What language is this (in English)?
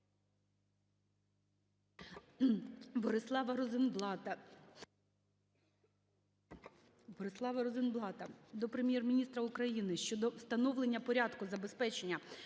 Ukrainian